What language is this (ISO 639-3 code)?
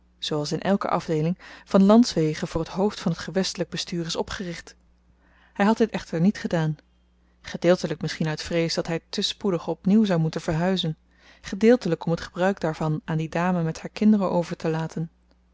nld